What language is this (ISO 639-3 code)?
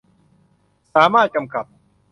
tha